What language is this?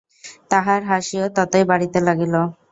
Bangla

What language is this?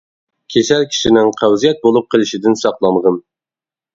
Uyghur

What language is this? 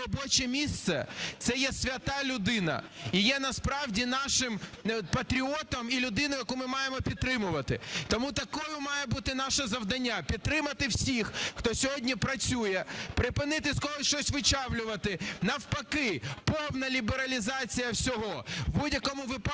Ukrainian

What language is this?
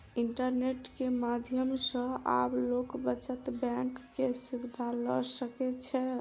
Maithili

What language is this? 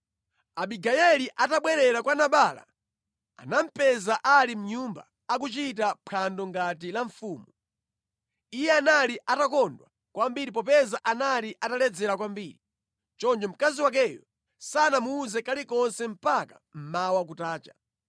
Nyanja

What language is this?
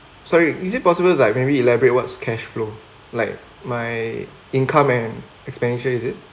English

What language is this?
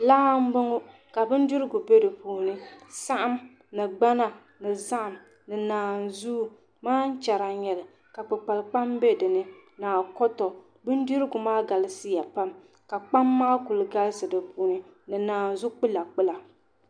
Dagbani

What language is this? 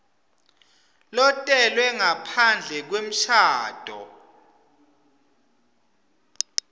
Swati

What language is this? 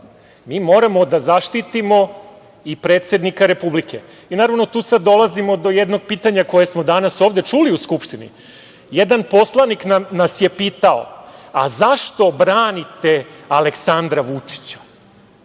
Serbian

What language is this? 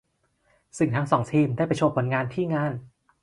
Thai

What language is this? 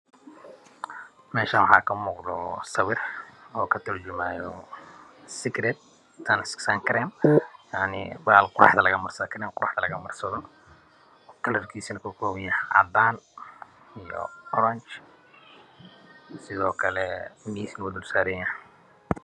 Somali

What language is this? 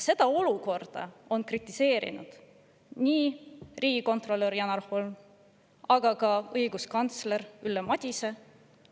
Estonian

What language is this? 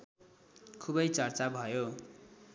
Nepali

